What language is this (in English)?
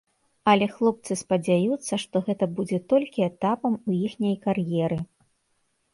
Belarusian